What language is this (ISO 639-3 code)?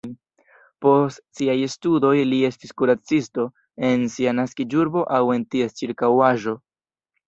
epo